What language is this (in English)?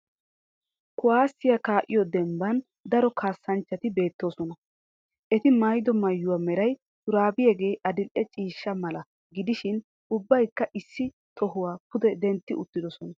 Wolaytta